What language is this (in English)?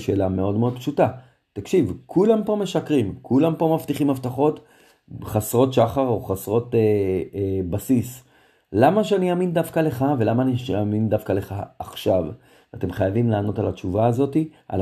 Hebrew